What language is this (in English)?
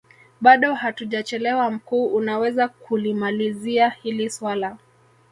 Swahili